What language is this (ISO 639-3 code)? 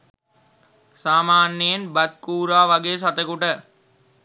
sin